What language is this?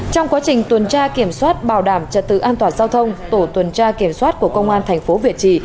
Vietnamese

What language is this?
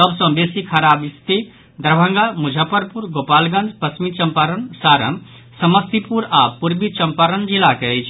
Maithili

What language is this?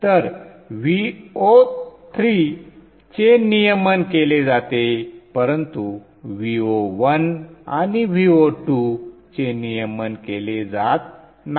Marathi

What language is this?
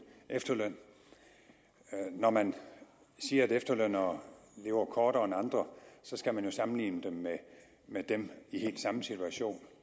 Danish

